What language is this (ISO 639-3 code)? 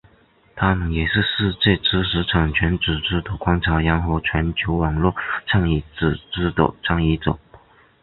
zho